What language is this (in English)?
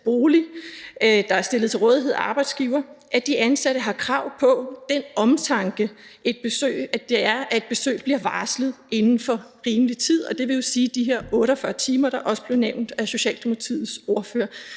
Danish